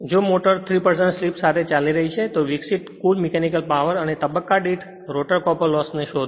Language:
Gujarati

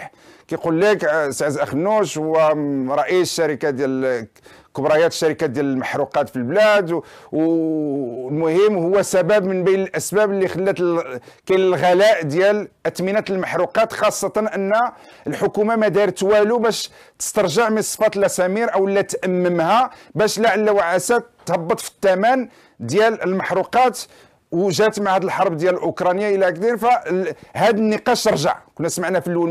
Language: Arabic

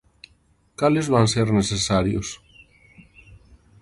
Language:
Galician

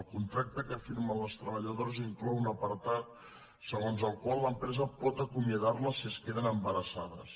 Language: Catalan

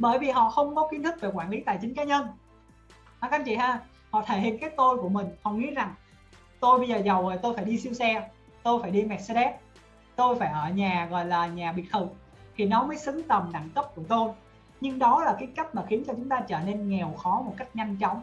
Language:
Vietnamese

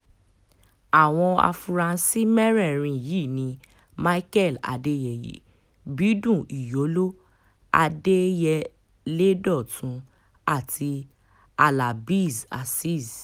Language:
Yoruba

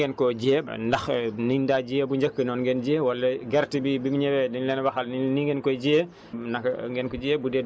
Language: Wolof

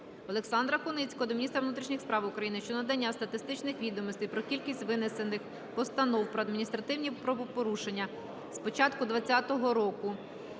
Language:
Ukrainian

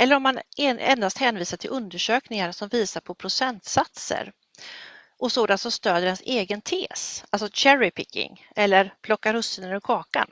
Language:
Swedish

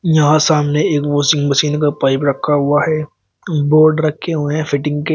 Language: Hindi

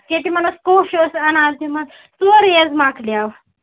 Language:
Kashmiri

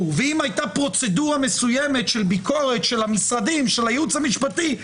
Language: Hebrew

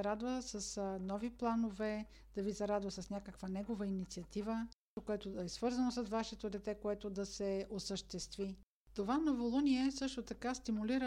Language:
Bulgarian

